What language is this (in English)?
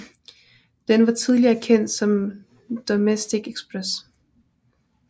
Danish